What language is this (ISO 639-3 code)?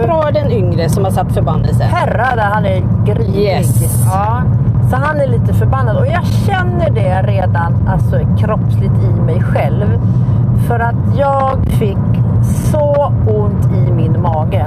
swe